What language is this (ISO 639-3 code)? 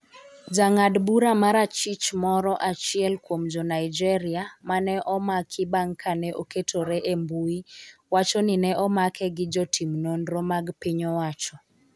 luo